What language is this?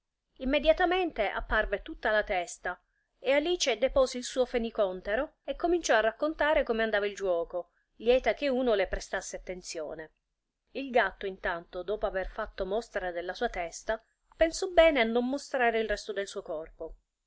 Italian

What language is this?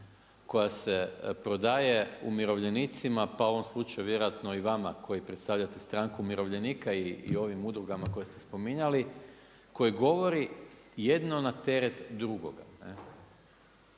Croatian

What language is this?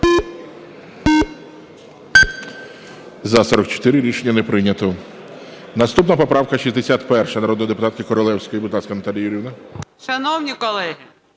Ukrainian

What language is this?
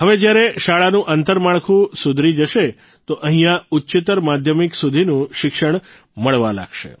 Gujarati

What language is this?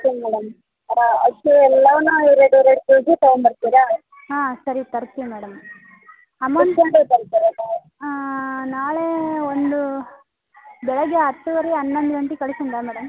Kannada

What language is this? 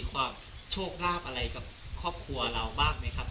Thai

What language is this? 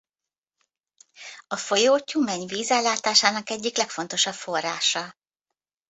Hungarian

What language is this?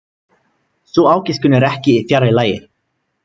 Icelandic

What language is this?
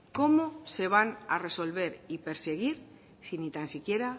Spanish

